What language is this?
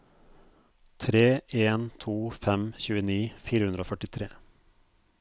Norwegian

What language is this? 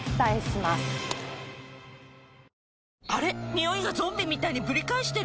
Japanese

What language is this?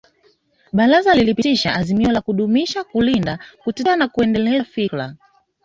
Swahili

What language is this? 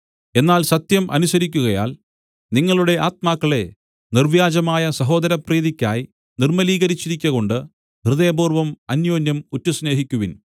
Malayalam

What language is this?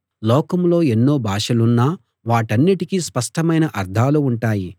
Telugu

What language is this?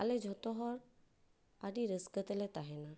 Santali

